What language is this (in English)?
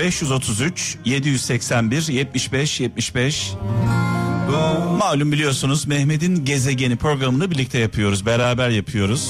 Turkish